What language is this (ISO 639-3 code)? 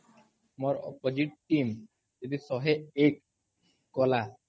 ori